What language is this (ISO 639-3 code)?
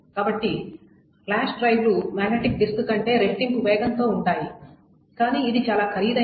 tel